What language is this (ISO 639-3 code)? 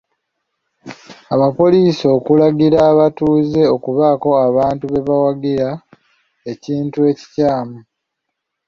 lug